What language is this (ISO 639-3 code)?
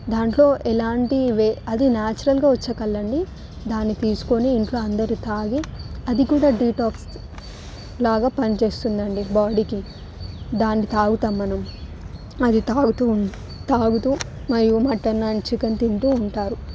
tel